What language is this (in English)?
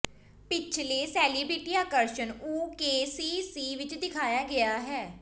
Punjabi